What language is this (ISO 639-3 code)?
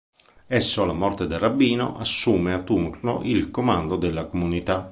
ita